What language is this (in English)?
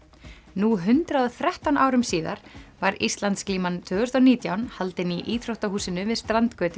Icelandic